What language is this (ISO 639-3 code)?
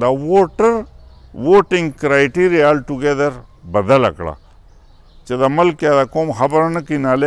ron